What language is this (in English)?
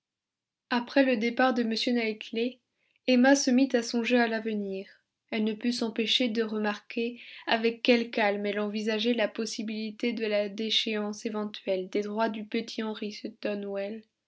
French